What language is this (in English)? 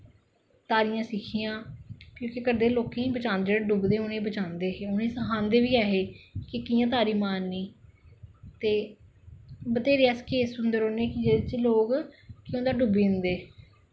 Dogri